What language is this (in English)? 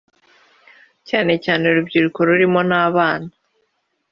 Kinyarwanda